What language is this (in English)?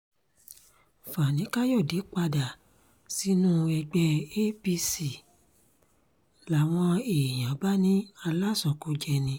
Yoruba